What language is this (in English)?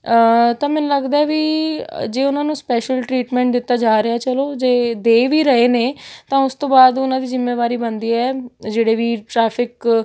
Punjabi